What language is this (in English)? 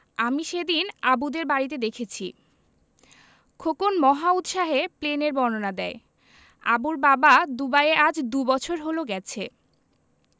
Bangla